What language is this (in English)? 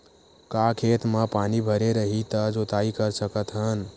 Chhattisgarhi